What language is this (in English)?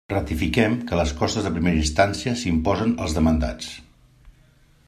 Catalan